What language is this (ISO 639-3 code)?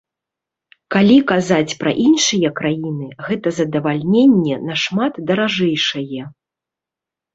bel